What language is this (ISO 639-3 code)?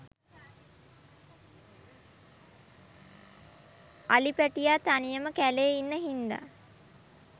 sin